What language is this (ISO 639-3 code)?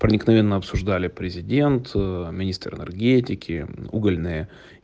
rus